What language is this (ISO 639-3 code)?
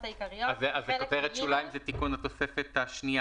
heb